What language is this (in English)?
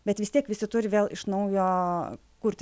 Lithuanian